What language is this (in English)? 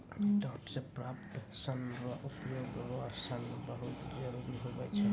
Maithili